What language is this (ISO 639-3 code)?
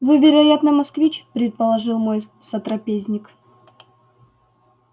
rus